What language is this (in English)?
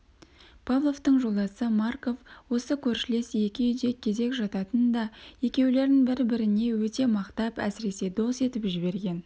Kazakh